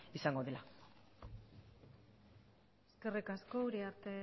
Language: Basque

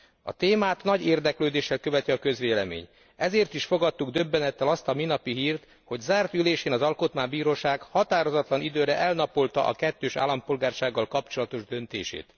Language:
Hungarian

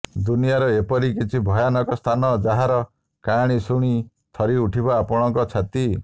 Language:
Odia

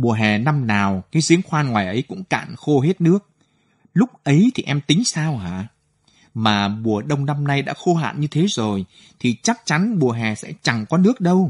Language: Vietnamese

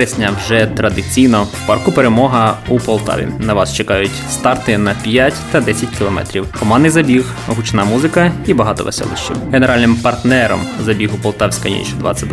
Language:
Ukrainian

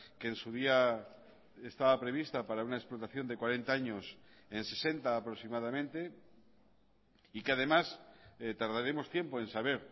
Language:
Spanish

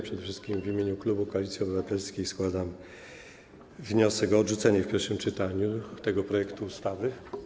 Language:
Polish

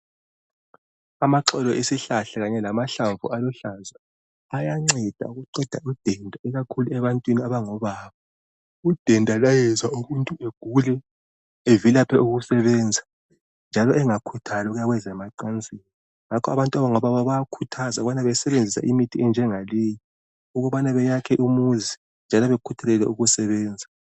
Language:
North Ndebele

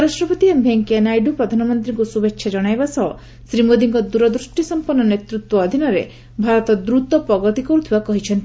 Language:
Odia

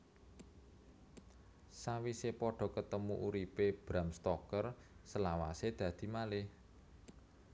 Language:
Javanese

